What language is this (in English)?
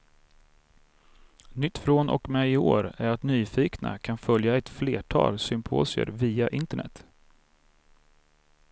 Swedish